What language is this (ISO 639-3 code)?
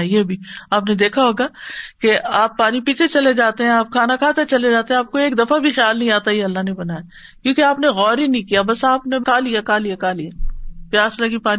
urd